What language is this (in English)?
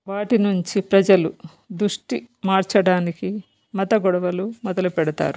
Telugu